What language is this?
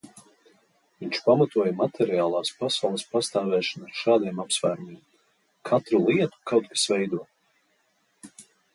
Latvian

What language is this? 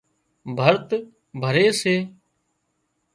Wadiyara Koli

